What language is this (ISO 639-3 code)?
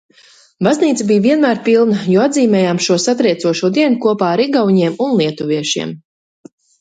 lav